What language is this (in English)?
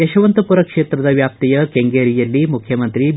Kannada